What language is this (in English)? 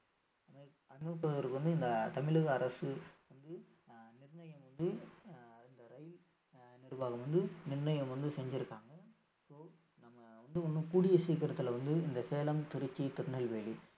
Tamil